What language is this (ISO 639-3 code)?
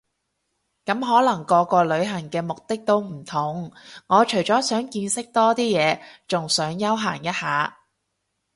yue